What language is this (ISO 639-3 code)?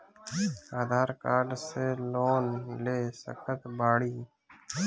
bho